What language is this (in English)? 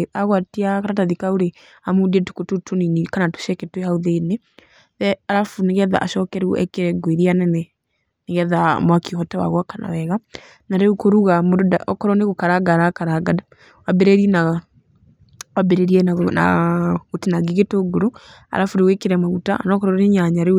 Kikuyu